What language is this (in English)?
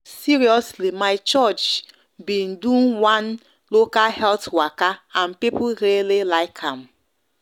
Nigerian Pidgin